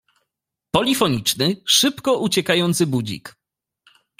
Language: Polish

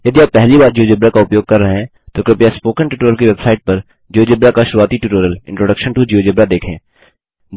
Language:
Hindi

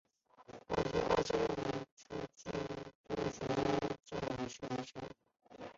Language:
Chinese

